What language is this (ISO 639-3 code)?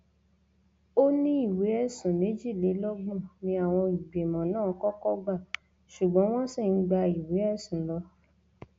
yor